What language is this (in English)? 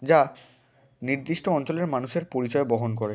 Bangla